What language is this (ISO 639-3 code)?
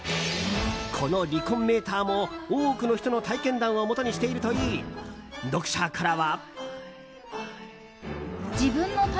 jpn